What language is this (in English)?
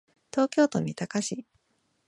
Japanese